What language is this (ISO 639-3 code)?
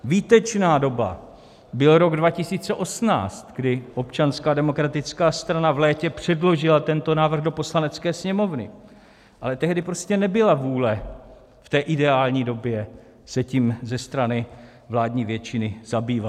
ces